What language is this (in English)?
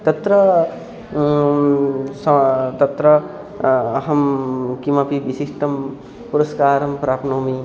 Sanskrit